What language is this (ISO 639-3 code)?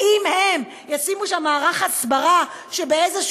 heb